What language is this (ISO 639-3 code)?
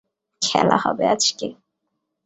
ben